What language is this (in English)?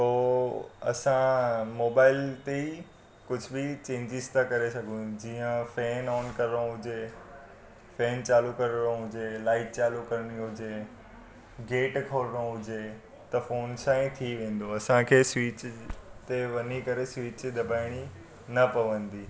Sindhi